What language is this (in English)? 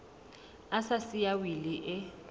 Southern Sotho